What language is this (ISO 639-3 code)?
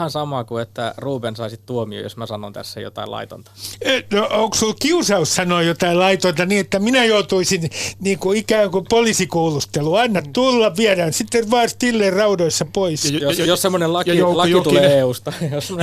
fin